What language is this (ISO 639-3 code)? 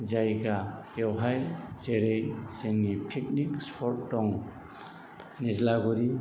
brx